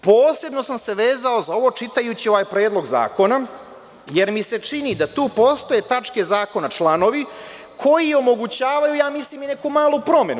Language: Serbian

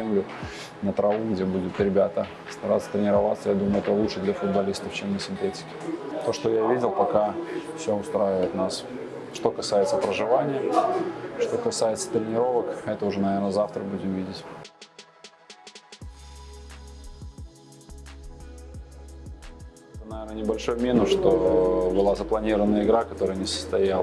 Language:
Russian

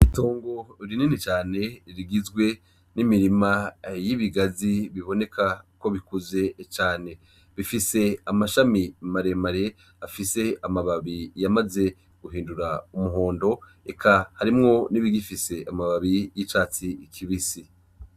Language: Rundi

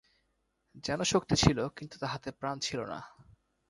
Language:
Bangla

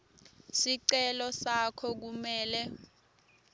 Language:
Swati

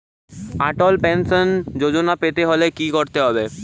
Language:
Bangla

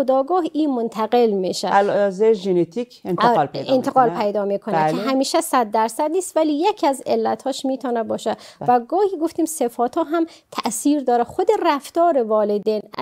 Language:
Persian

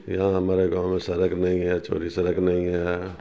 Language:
Urdu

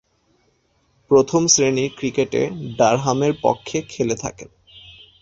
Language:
Bangla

